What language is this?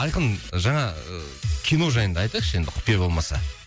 Kazakh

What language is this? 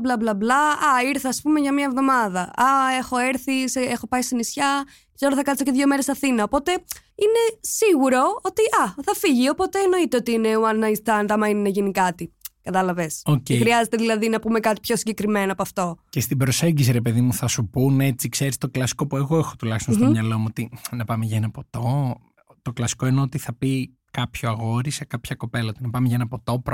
Greek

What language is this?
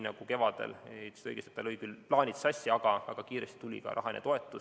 Estonian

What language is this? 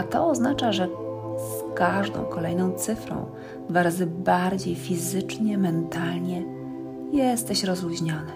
Polish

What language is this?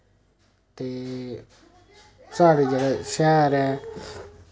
Dogri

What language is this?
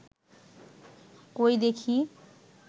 Bangla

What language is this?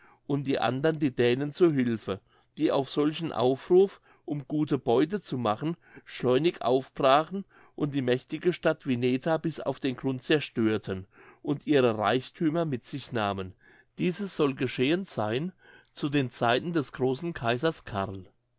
German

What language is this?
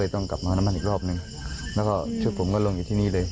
Thai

